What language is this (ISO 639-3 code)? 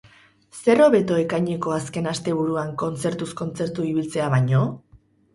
eus